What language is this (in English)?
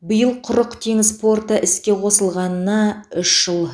Kazakh